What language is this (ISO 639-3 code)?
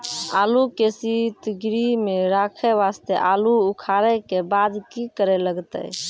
mai